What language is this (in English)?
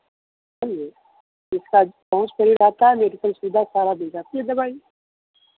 Hindi